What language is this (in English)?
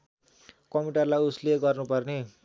Nepali